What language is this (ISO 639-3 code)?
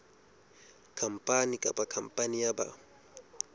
sot